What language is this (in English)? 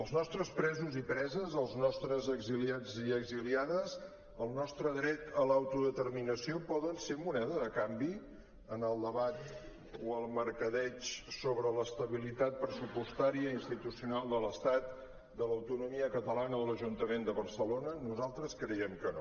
Catalan